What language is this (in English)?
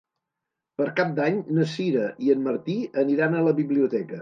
Catalan